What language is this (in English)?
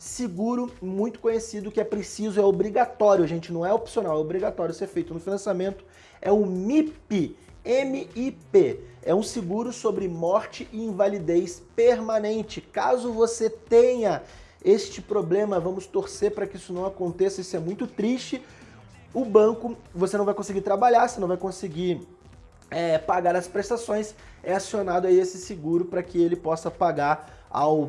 Portuguese